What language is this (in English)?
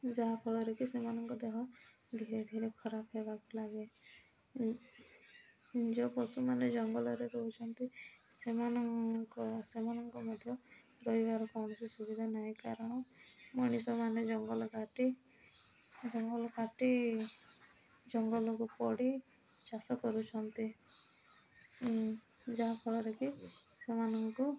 Odia